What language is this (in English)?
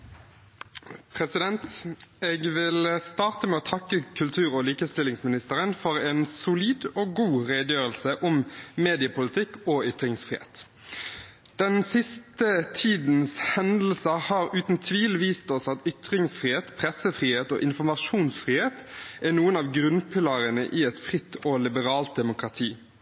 Norwegian Bokmål